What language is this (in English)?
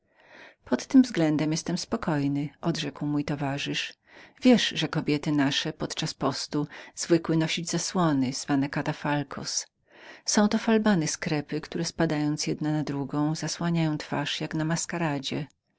Polish